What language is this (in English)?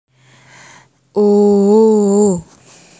Javanese